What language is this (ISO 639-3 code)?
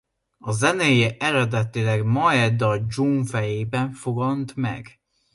hun